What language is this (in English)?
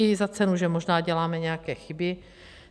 Czech